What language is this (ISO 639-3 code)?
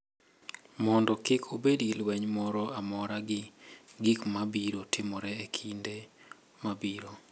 luo